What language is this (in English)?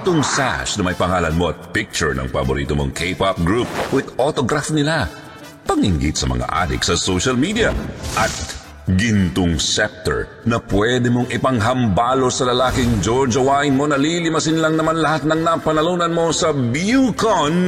Filipino